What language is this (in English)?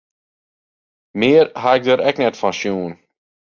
Western Frisian